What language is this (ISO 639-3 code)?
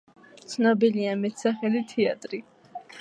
kat